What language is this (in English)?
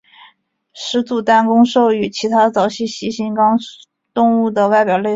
Chinese